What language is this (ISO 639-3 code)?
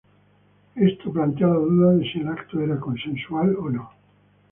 spa